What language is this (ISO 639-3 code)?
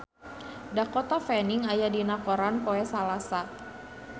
sun